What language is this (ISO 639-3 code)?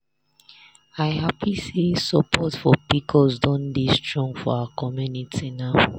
pcm